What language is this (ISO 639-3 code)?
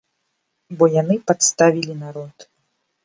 bel